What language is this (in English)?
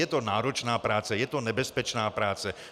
Czech